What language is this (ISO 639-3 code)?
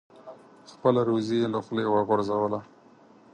pus